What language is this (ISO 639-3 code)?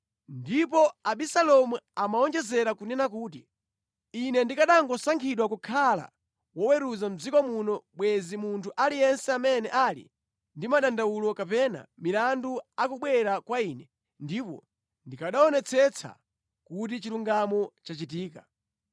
nya